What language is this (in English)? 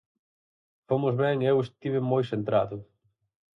Galician